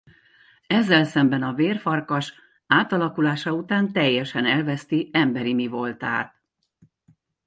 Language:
Hungarian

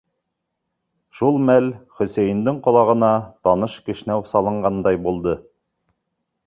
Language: Bashkir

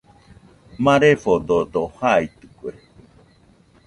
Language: Nüpode Huitoto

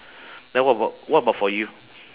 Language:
English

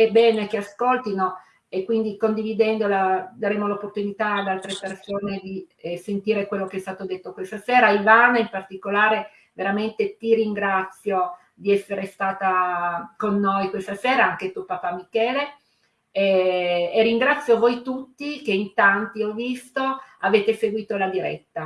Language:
Italian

